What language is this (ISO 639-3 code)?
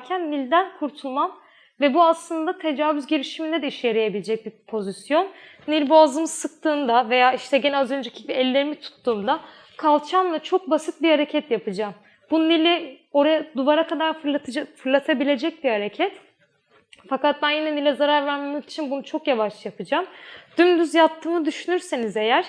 tur